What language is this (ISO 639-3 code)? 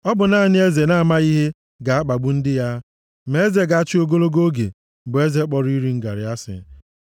ibo